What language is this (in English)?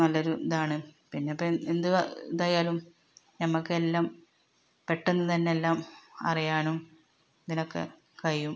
Malayalam